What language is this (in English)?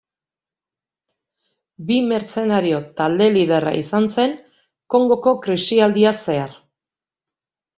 Basque